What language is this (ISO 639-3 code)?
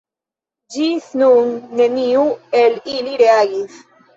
epo